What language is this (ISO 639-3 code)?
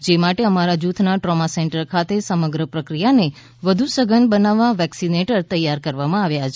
guj